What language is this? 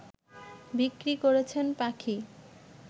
Bangla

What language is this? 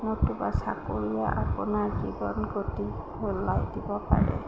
Assamese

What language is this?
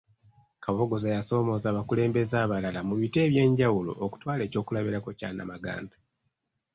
Ganda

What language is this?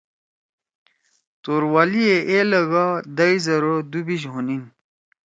Torwali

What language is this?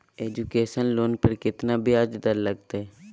Magahi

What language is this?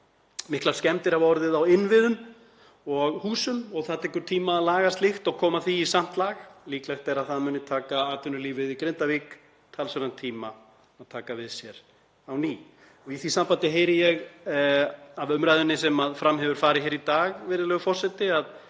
Icelandic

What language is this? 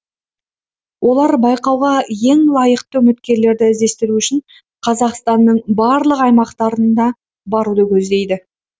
Kazakh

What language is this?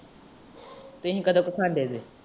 Punjabi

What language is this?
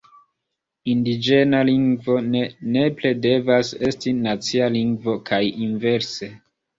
Esperanto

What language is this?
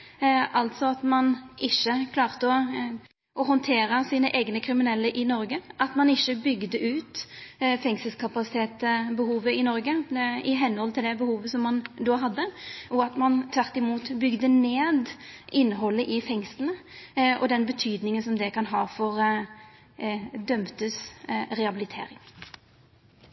Norwegian Nynorsk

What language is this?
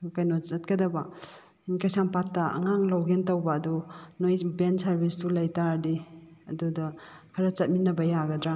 Manipuri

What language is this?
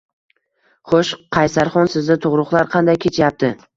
Uzbek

